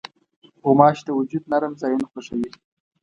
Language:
Pashto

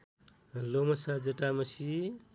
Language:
Nepali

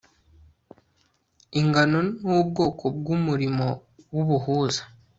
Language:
Kinyarwanda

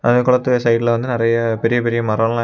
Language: Tamil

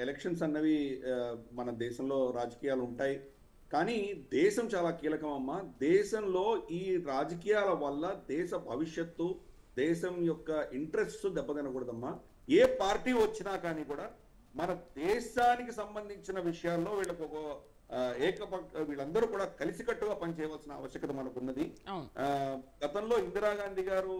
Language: Telugu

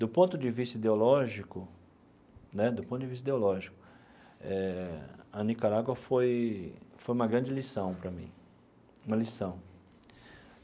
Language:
Portuguese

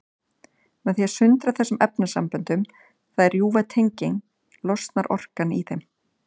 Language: Icelandic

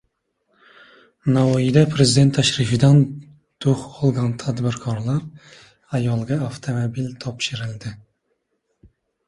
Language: Uzbek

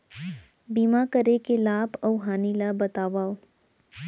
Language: Chhattisgarhi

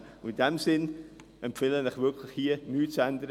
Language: Swiss German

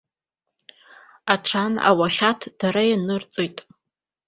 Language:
Abkhazian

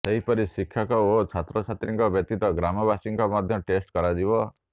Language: Odia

